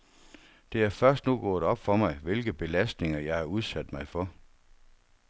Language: Danish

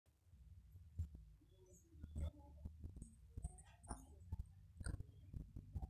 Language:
Masai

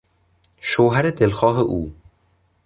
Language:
Persian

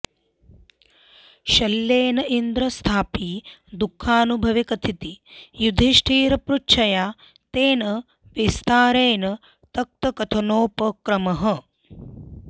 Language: Sanskrit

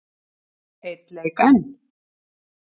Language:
Icelandic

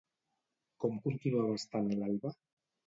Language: Catalan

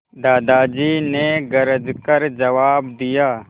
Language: Hindi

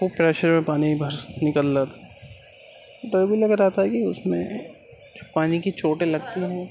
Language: Urdu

